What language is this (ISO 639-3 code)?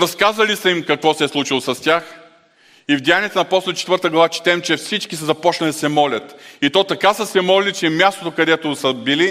bul